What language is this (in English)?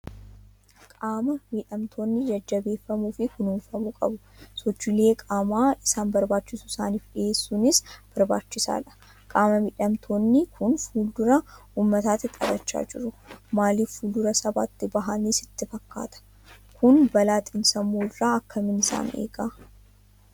Oromo